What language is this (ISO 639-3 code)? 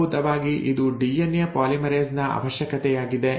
kan